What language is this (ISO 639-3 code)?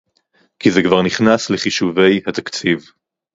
heb